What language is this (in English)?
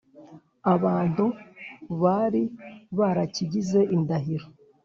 Kinyarwanda